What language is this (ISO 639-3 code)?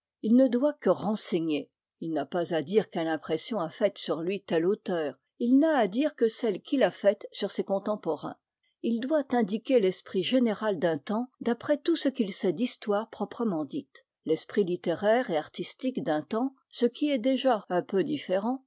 fra